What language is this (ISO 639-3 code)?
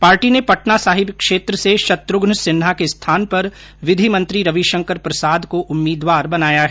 hin